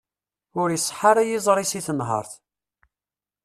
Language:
Kabyle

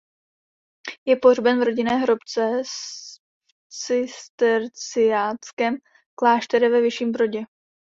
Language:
Czech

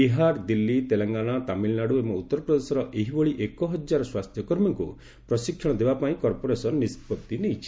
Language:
Odia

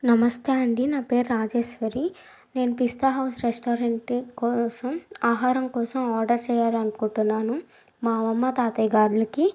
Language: Telugu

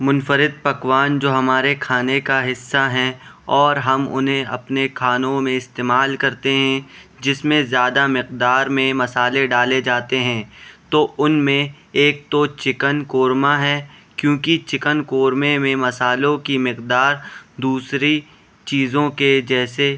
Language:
Urdu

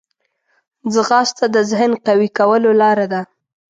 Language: Pashto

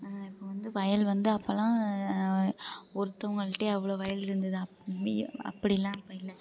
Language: Tamil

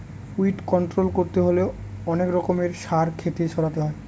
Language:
Bangla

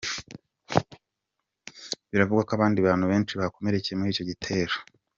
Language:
Kinyarwanda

